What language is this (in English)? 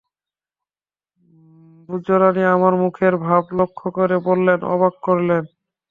Bangla